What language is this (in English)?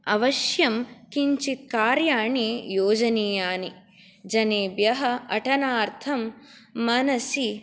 Sanskrit